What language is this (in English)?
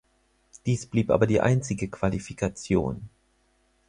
German